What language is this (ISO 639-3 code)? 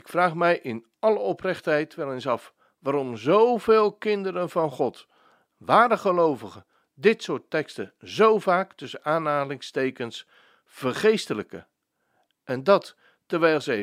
nld